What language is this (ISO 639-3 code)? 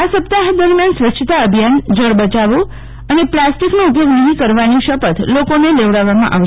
guj